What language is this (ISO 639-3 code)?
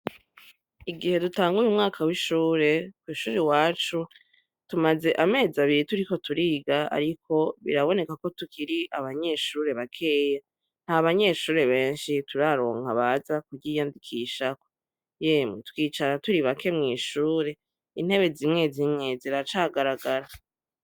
run